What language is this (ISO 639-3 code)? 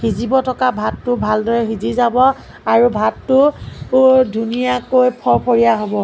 asm